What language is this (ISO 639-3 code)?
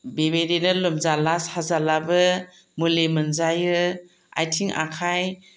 brx